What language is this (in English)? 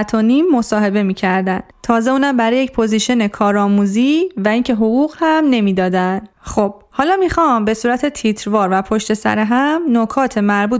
Persian